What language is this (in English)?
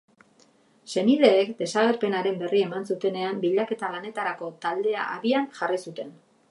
Basque